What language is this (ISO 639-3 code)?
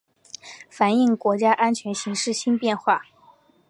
zho